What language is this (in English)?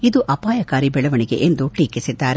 Kannada